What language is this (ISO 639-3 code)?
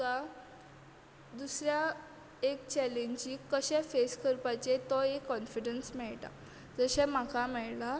kok